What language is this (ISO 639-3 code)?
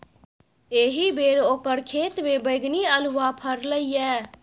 mai